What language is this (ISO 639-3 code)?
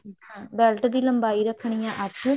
pan